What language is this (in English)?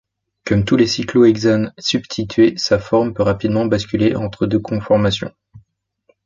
French